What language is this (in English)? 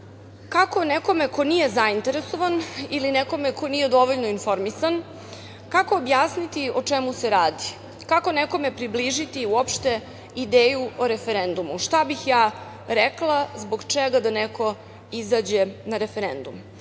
Serbian